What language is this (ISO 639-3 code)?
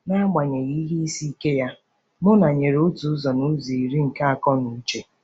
ibo